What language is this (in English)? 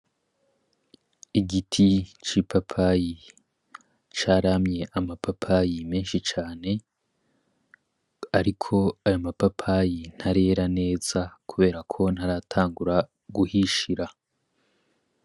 Rundi